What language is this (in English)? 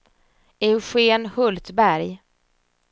Swedish